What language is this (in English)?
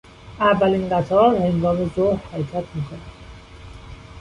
Persian